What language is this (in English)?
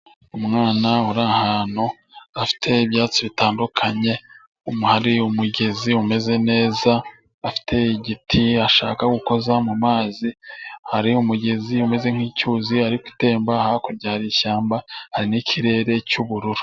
Kinyarwanda